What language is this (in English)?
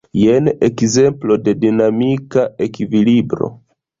Esperanto